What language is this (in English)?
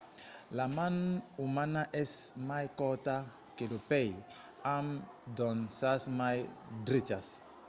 Occitan